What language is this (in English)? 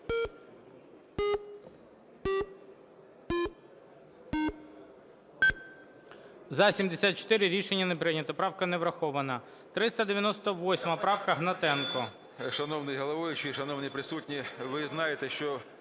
Ukrainian